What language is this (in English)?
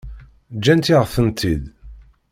Kabyle